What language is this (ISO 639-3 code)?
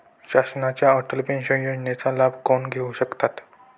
mar